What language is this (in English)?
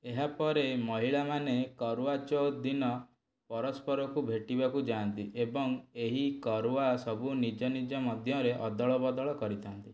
Odia